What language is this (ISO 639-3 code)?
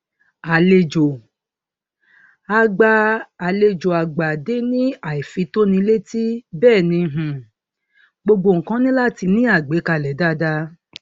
yor